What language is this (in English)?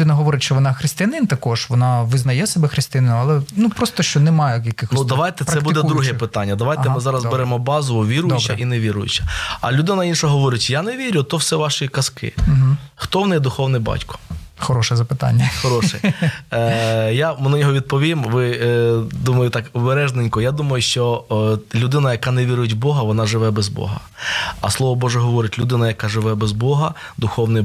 Ukrainian